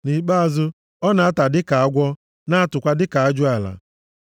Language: Igbo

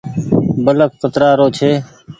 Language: Goaria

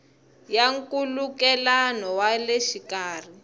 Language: Tsonga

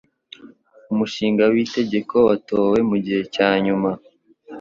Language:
Kinyarwanda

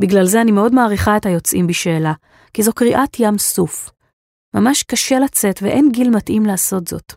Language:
Hebrew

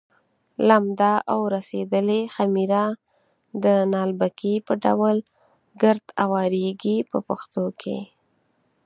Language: Pashto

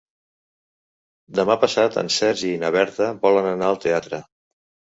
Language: Catalan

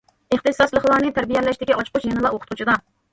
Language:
Uyghur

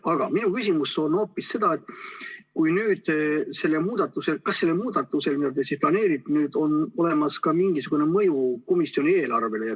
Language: Estonian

